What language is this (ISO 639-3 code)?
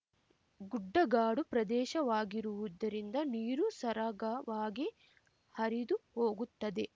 kan